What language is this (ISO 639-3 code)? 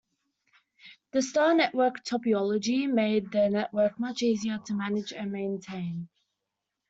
eng